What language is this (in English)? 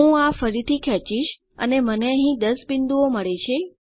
Gujarati